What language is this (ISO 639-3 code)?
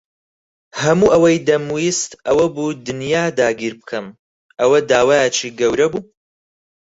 ckb